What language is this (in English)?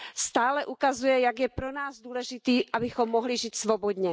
Czech